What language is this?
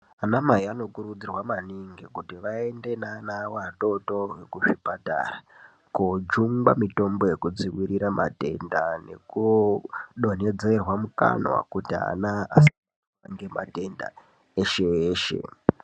Ndau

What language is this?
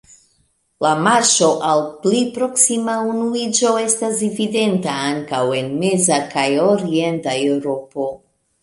Esperanto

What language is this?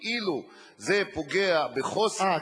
Hebrew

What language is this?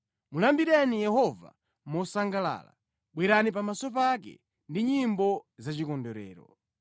Nyanja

